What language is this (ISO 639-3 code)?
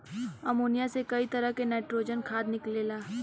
bho